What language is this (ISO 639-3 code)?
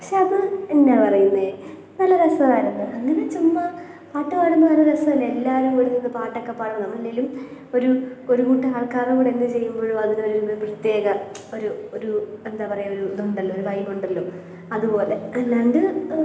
mal